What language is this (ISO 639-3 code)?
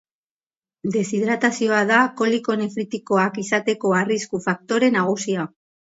eus